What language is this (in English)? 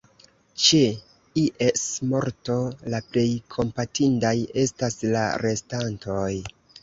Esperanto